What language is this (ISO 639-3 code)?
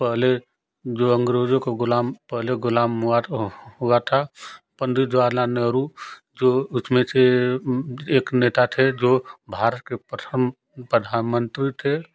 hin